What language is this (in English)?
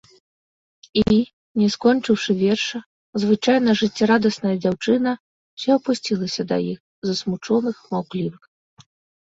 Belarusian